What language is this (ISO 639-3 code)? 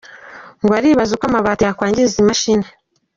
kin